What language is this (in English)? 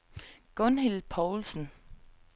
Danish